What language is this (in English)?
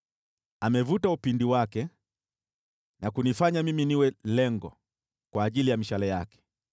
Swahili